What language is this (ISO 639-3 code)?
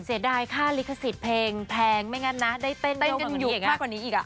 tha